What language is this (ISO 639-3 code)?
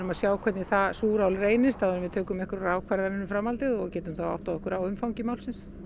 isl